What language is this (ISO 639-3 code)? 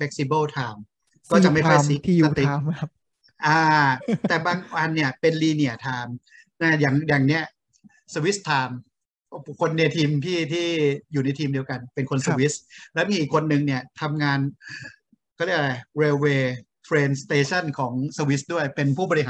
tha